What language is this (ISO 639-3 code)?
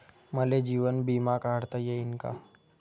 mar